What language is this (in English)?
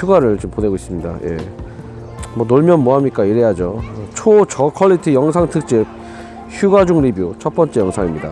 Korean